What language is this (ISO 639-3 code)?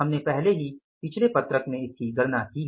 hin